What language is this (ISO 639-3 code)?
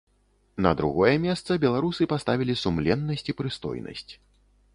bel